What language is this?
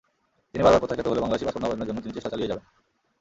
Bangla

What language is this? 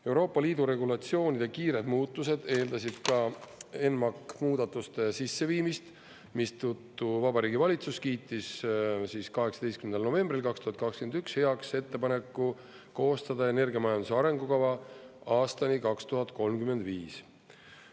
Estonian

